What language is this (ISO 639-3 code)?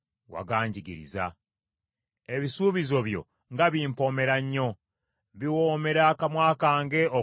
lug